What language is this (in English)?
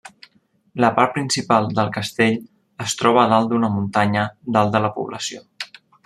Catalan